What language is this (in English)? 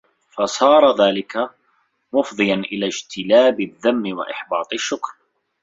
Arabic